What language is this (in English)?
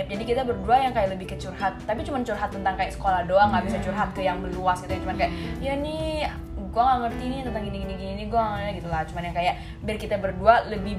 Indonesian